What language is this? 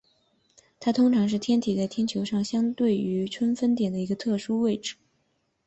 Chinese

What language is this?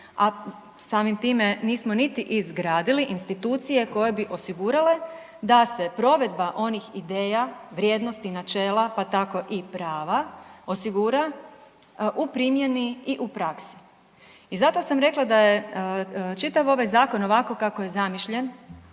Croatian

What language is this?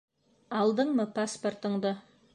Bashkir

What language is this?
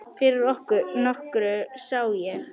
Icelandic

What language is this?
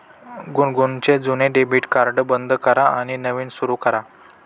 Marathi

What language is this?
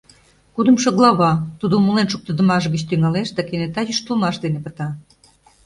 Mari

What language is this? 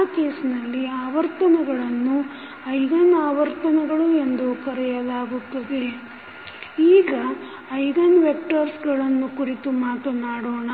Kannada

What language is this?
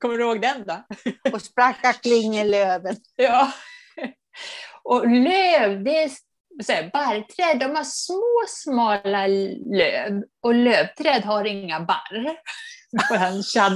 Swedish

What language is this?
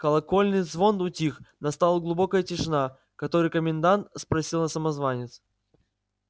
Russian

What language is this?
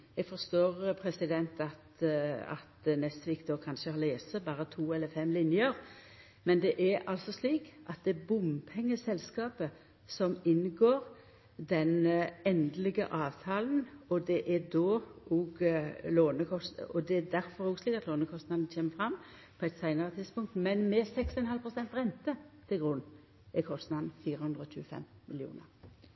Norwegian Nynorsk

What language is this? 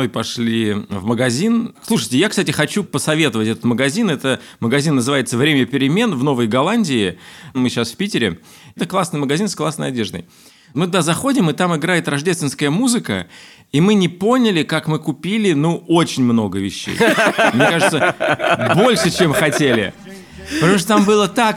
Russian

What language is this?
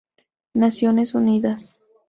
Spanish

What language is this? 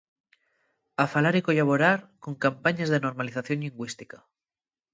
Asturian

